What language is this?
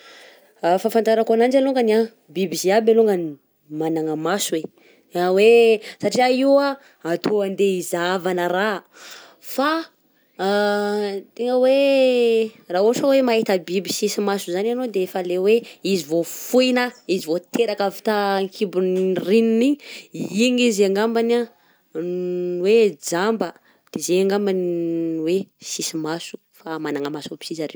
Southern Betsimisaraka Malagasy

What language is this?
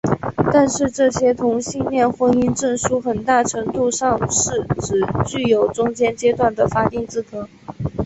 Chinese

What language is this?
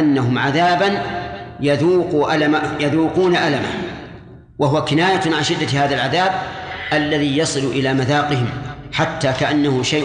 Arabic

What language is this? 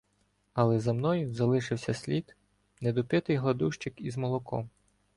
Ukrainian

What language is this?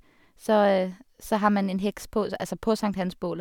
Norwegian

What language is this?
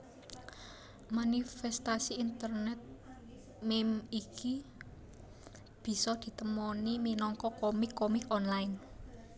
Javanese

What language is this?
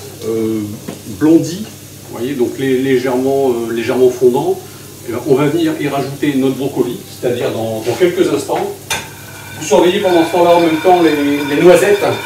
French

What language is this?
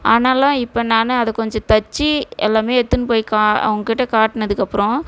Tamil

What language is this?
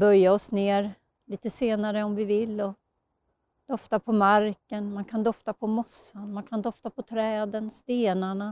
Swedish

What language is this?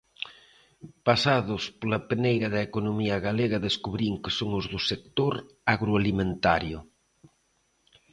Galician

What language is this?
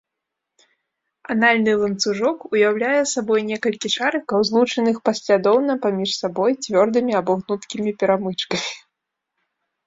Belarusian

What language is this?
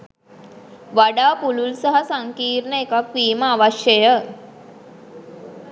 Sinhala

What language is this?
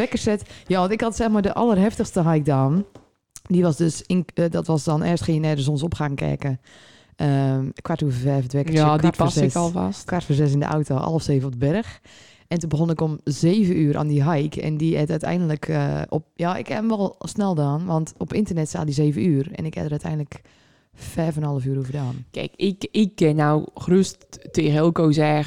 Dutch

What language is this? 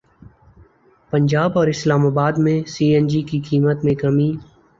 Urdu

